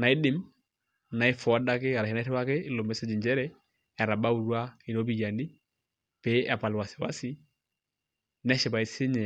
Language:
Masai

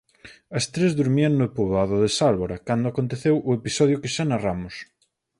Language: Galician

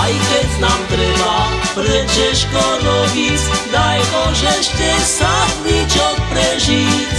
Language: Slovak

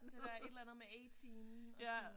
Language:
Danish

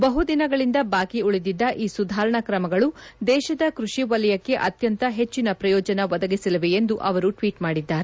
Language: Kannada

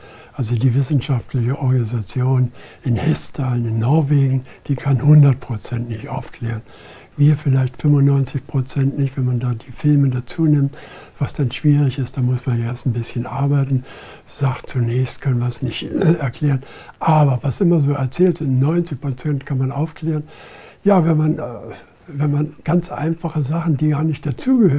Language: German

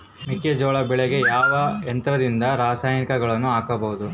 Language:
Kannada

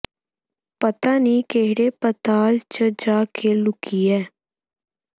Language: Punjabi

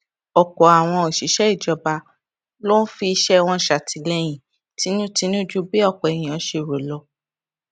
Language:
Yoruba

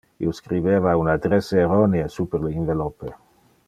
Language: Interlingua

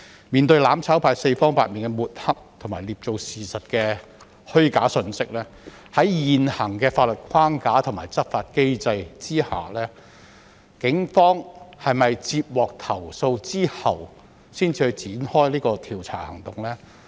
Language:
Cantonese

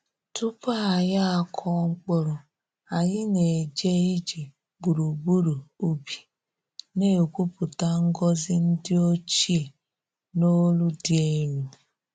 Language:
Igbo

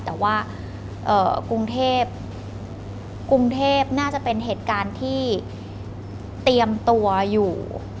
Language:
Thai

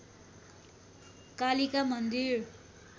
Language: Nepali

